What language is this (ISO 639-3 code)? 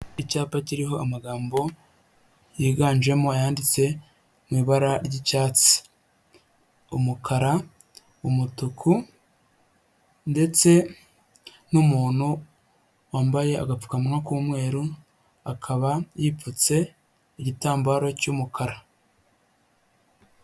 kin